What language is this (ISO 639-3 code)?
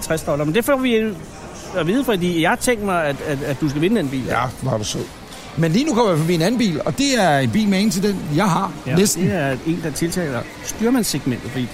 dan